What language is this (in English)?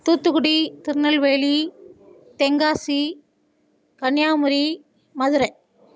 Tamil